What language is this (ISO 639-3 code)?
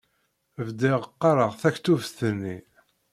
kab